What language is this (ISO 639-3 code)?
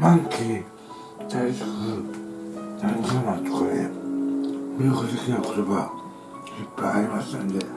jpn